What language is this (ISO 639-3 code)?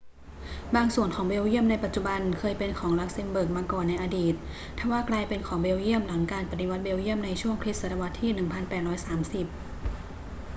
tha